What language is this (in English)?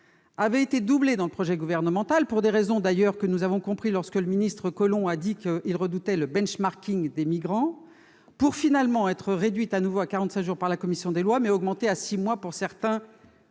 French